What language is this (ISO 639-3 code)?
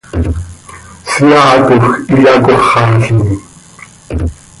sei